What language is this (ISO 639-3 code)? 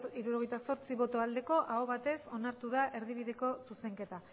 eus